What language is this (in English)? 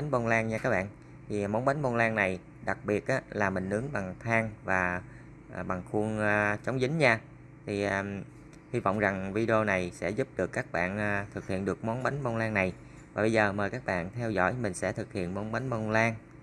Vietnamese